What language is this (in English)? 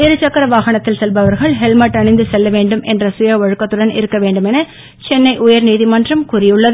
Tamil